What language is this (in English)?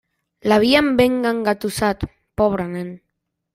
Catalan